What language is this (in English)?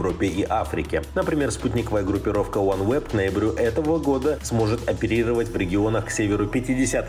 Russian